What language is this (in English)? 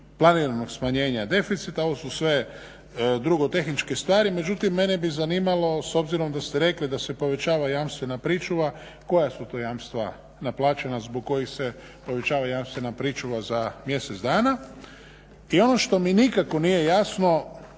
Croatian